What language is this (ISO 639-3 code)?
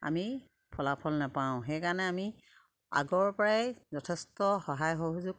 asm